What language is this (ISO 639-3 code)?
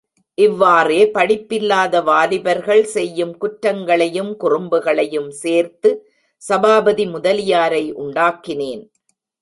tam